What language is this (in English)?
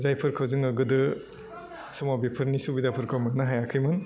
Bodo